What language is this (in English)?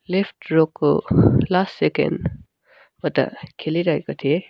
Nepali